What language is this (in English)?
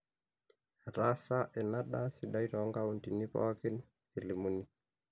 Masai